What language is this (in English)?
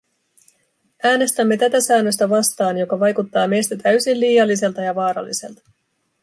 Finnish